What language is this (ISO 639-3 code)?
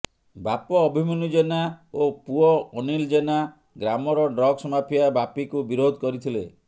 ori